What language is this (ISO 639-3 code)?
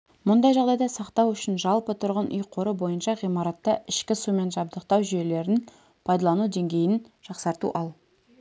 kaz